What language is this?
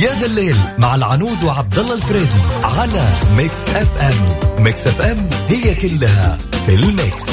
Arabic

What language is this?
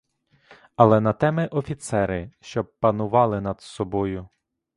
Ukrainian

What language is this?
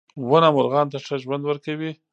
Pashto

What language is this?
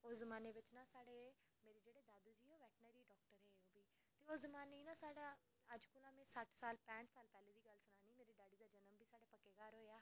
Dogri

